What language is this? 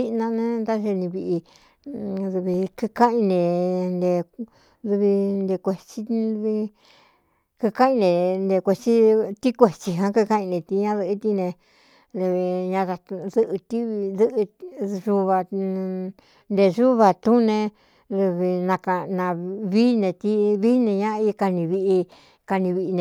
Cuyamecalco Mixtec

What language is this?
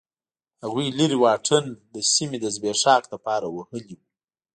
Pashto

